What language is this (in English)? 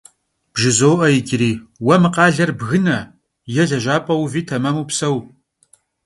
Kabardian